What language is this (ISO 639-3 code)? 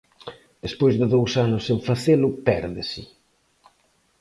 glg